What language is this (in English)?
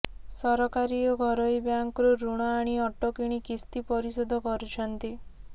Odia